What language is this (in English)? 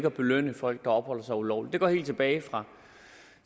Danish